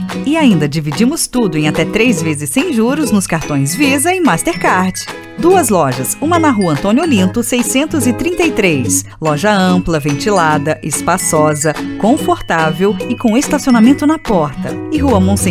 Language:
Portuguese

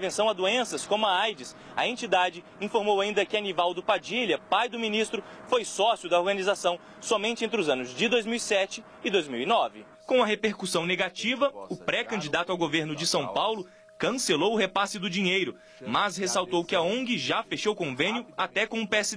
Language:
Portuguese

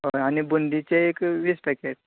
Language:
Konkani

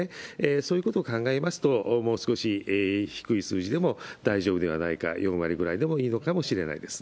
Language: Japanese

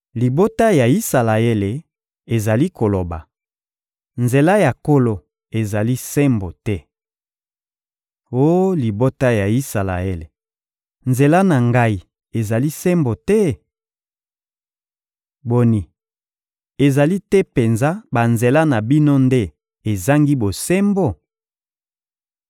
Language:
Lingala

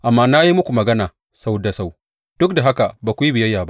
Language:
Hausa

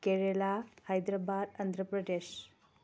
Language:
Manipuri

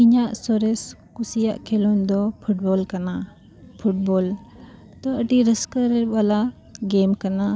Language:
Santali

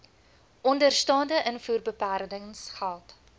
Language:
Afrikaans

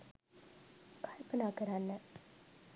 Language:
Sinhala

